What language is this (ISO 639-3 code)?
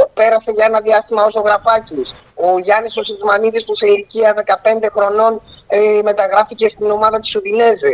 ell